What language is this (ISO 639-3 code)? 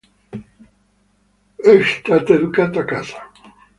ita